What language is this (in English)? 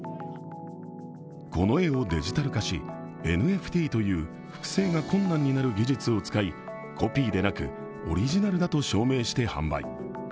Japanese